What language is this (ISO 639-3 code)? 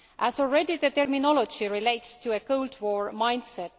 eng